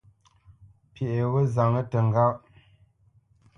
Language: Bamenyam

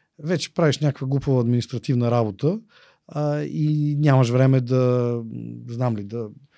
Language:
Bulgarian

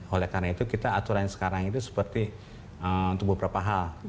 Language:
Indonesian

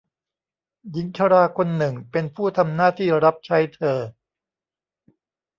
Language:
Thai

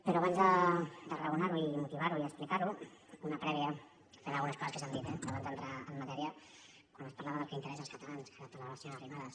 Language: Catalan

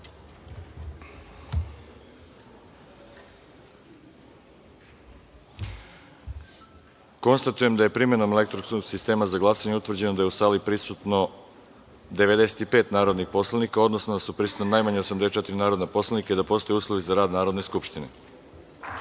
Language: Serbian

